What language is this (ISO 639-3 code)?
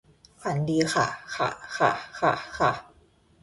tha